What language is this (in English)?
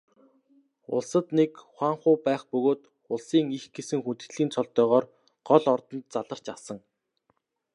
Mongolian